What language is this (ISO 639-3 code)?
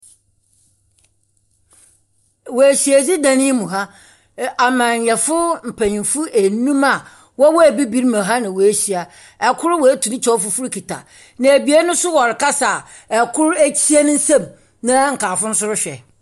aka